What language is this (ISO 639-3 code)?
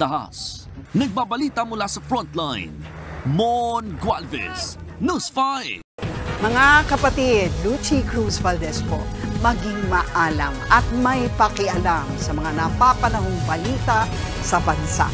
fil